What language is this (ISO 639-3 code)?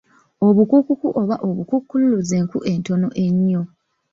lug